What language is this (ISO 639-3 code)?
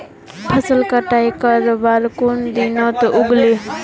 mag